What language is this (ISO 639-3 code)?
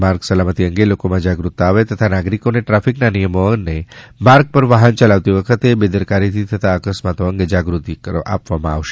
guj